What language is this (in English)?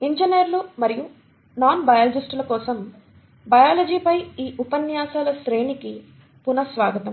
Telugu